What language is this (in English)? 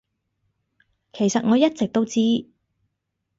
Cantonese